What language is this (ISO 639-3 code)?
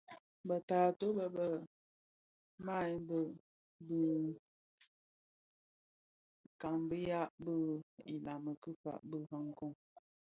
ksf